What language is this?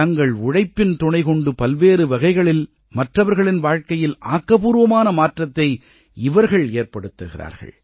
Tamil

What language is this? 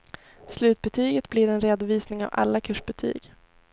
Swedish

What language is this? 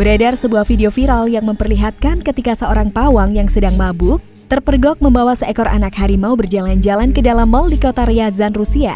Indonesian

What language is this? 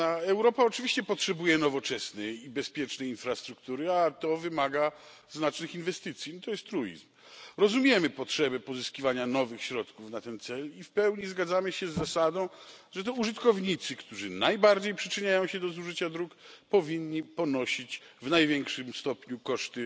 Polish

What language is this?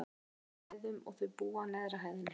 Icelandic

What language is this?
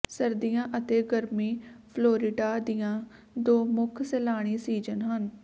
Punjabi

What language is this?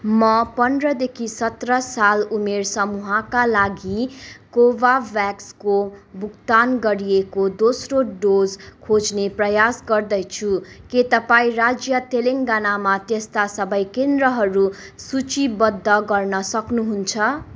Nepali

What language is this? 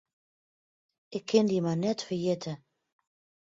Western Frisian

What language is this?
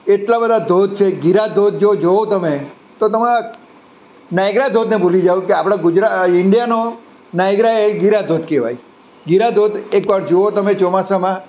Gujarati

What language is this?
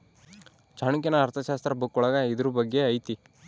Kannada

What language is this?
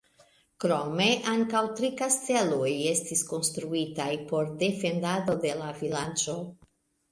Esperanto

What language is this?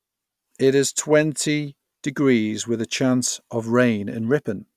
English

